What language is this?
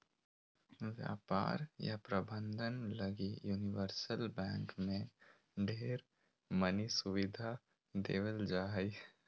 Magahi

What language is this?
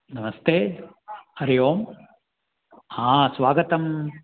Sanskrit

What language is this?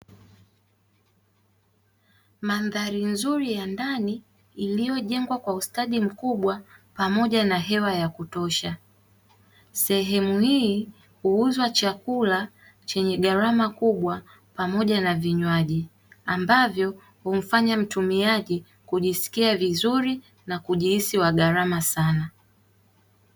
Swahili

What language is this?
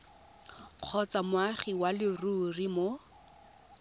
Tswana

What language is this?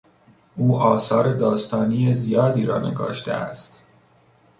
Persian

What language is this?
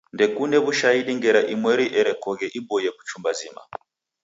Taita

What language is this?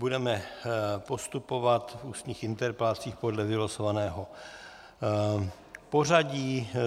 Czech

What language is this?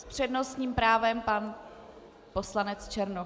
Czech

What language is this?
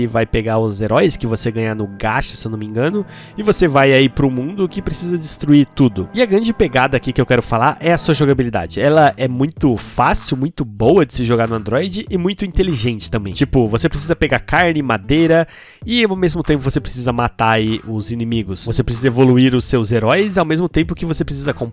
Portuguese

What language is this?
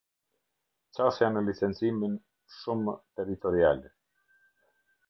Albanian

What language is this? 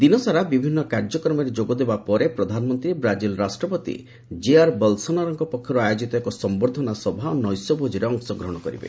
Odia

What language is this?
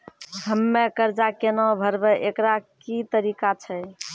Maithili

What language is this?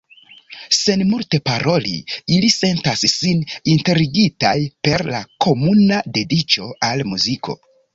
Esperanto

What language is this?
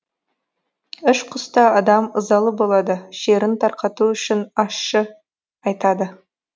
Kazakh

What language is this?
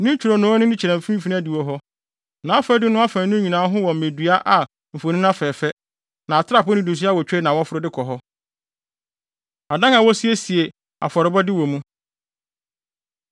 Akan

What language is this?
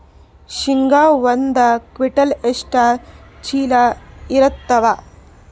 Kannada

